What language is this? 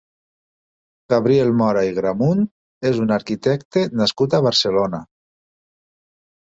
Catalan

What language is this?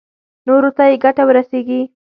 Pashto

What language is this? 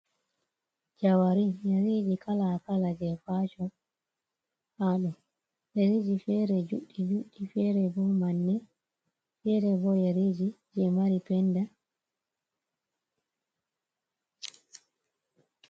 Fula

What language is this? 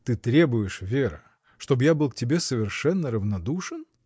Russian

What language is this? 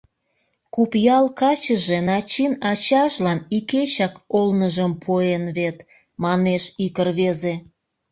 Mari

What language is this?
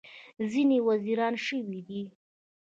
Pashto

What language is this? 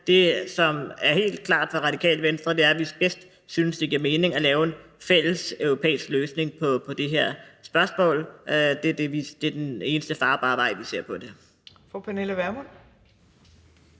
Danish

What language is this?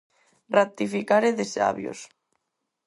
Galician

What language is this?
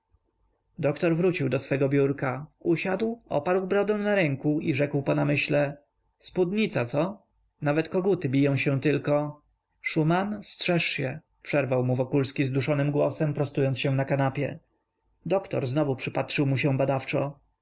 Polish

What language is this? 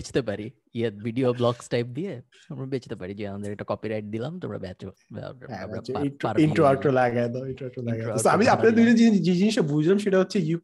Bangla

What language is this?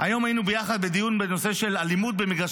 Hebrew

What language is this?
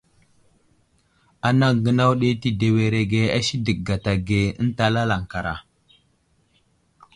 Wuzlam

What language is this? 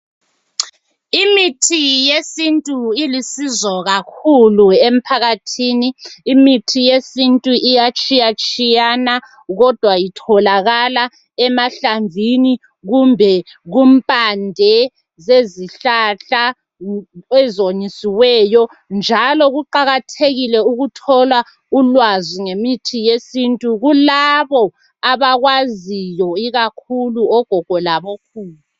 North Ndebele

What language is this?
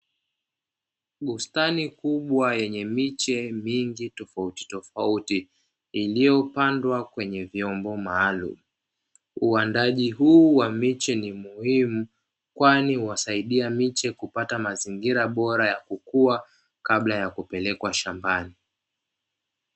Swahili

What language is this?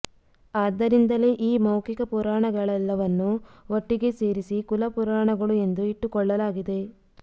Kannada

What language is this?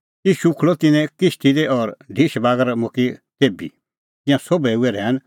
Kullu Pahari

